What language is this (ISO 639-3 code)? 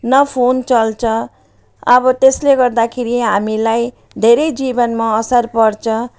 nep